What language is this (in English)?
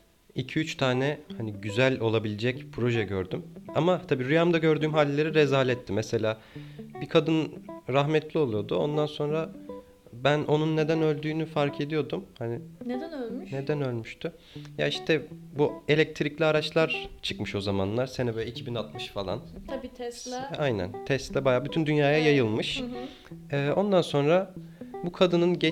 Turkish